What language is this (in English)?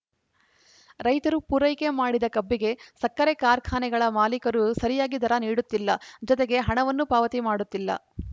Kannada